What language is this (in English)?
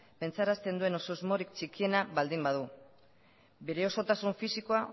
Basque